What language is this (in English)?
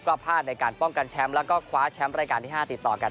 Thai